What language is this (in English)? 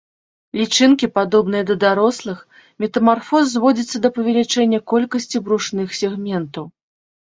Belarusian